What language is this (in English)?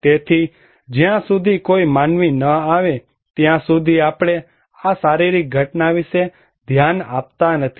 Gujarati